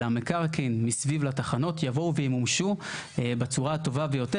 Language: Hebrew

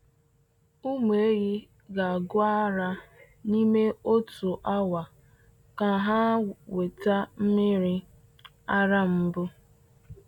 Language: Igbo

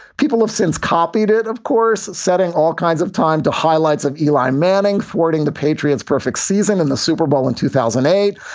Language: English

